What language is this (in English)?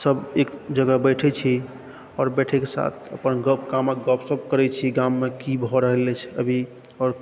Maithili